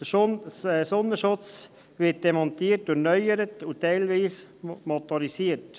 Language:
Swiss German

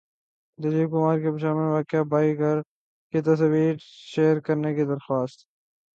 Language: Urdu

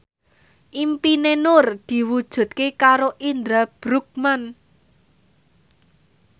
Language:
Javanese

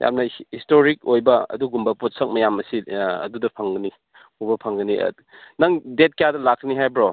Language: Manipuri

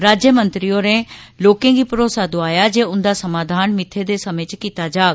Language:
Dogri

